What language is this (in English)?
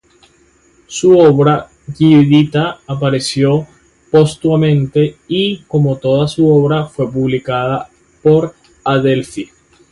Spanish